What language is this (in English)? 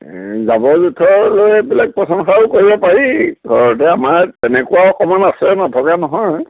Assamese